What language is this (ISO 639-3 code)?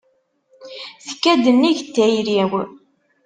kab